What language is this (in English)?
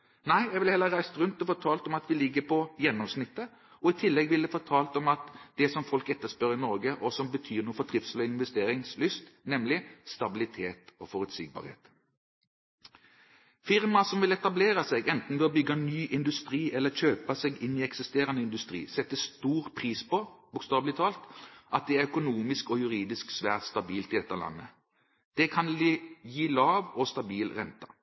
Norwegian Bokmål